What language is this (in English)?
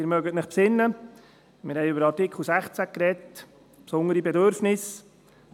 Swiss German